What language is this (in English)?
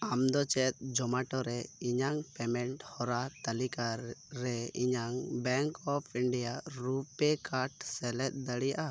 Santali